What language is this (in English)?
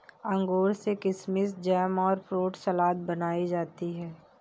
Hindi